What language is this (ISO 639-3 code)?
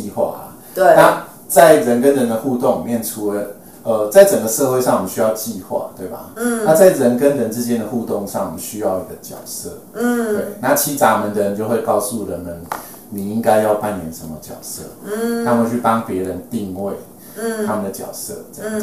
zho